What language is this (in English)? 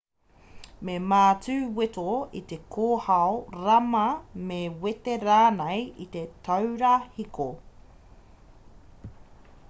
Māori